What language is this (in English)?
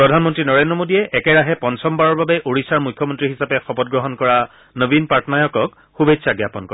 Assamese